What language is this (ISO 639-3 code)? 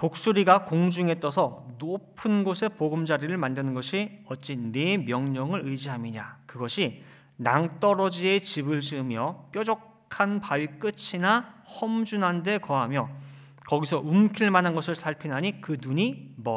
kor